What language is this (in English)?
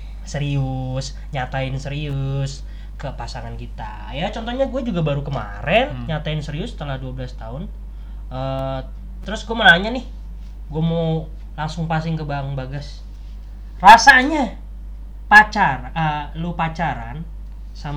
Indonesian